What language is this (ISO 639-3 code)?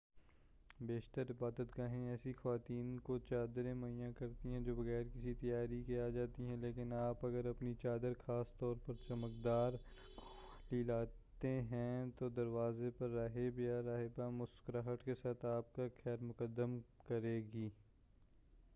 urd